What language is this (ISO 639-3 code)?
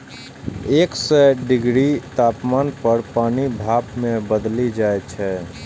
mai